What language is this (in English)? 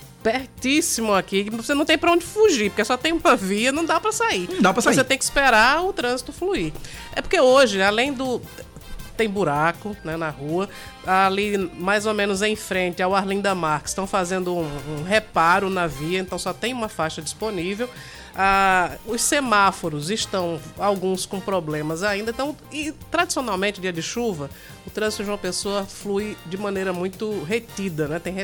Portuguese